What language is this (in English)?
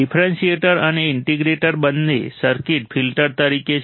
Gujarati